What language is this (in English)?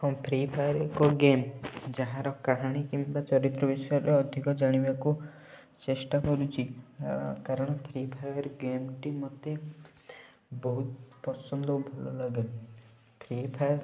Odia